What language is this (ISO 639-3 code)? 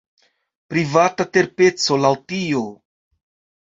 epo